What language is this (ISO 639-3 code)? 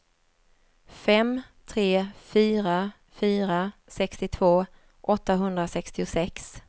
swe